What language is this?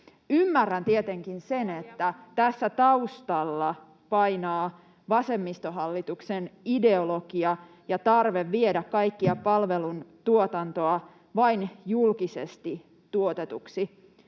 Finnish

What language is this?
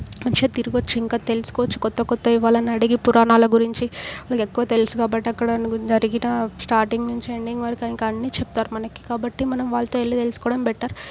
Telugu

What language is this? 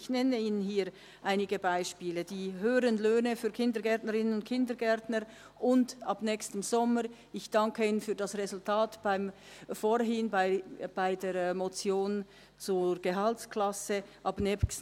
Swiss German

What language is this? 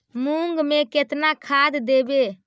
Magahi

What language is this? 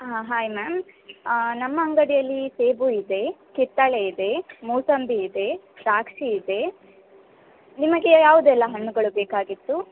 Kannada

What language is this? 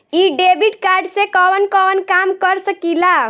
Bhojpuri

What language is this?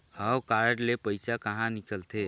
Chhattisgarhi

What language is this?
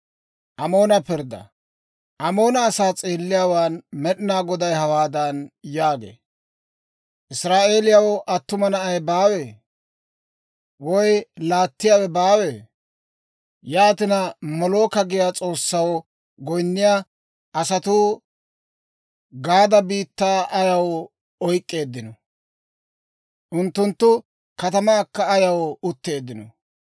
Dawro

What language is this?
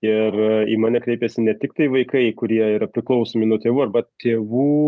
Lithuanian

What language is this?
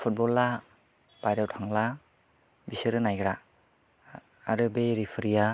Bodo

